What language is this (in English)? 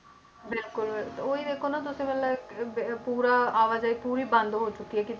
Punjabi